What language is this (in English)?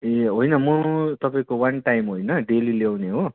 Nepali